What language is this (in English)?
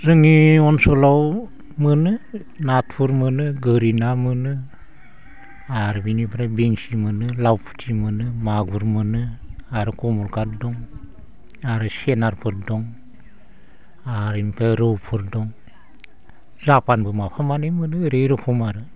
Bodo